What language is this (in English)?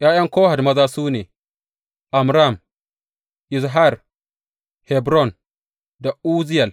Hausa